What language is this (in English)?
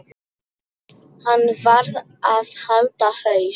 Icelandic